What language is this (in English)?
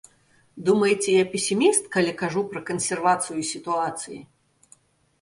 Belarusian